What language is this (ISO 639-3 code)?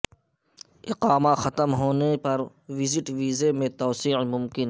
urd